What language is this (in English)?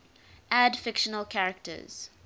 English